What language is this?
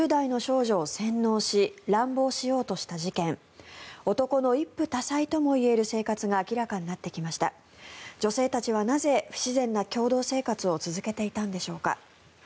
Japanese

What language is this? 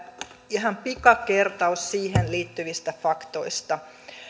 Finnish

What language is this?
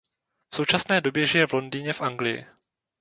Czech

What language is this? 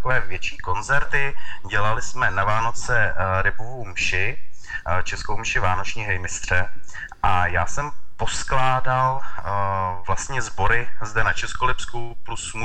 Czech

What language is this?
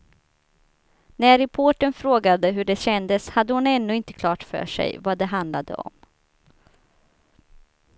Swedish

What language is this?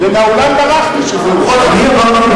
Hebrew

